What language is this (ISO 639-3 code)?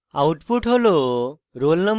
ben